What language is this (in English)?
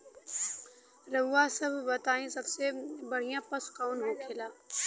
Bhojpuri